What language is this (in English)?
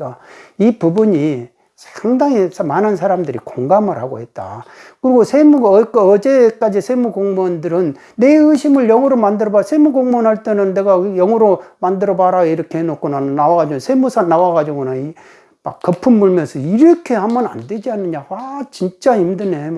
Korean